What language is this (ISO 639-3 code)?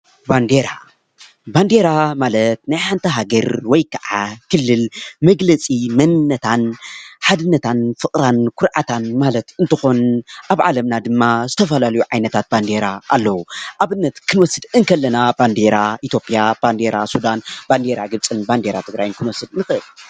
tir